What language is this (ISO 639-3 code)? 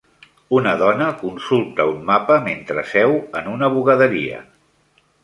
cat